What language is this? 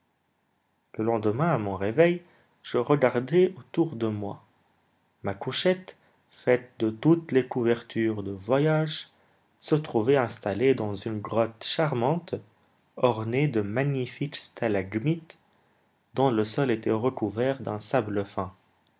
French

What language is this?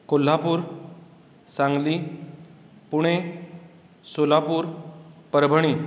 Konkani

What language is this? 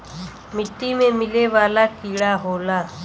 Bhojpuri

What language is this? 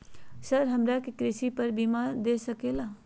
Magahi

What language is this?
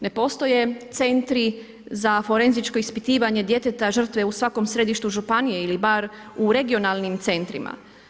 Croatian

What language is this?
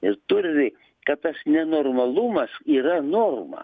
Lithuanian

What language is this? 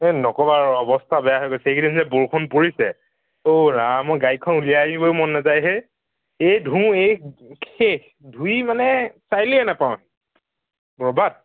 Assamese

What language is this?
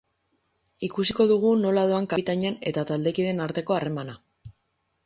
Basque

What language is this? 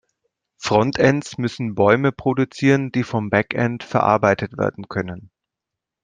German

